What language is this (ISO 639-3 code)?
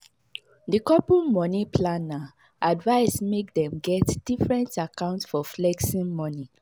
pcm